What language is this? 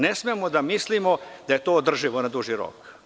Serbian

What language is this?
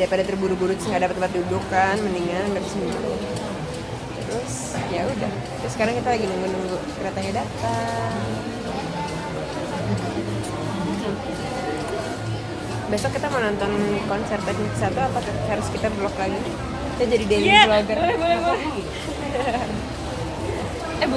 Indonesian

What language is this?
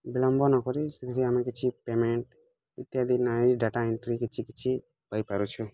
Odia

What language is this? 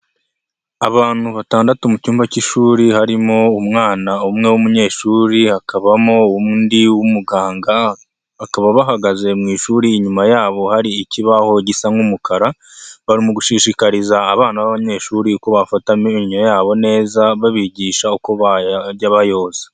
Kinyarwanda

